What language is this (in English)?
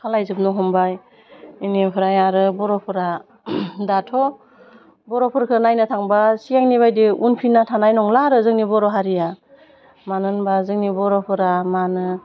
Bodo